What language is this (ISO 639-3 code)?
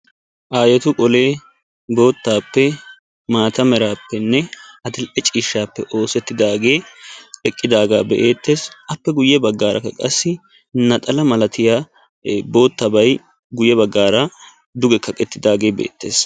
wal